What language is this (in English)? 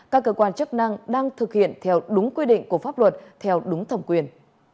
Vietnamese